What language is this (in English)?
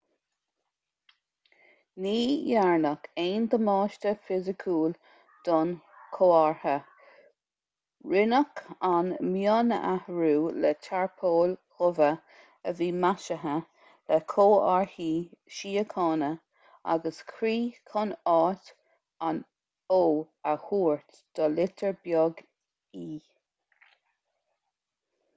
Irish